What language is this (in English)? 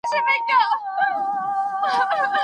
Pashto